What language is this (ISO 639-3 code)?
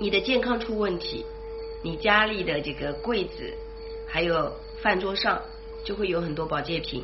zho